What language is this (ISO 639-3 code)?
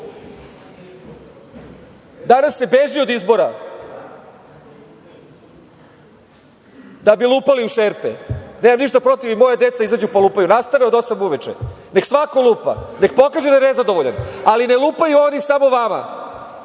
srp